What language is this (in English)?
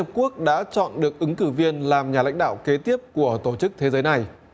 Vietnamese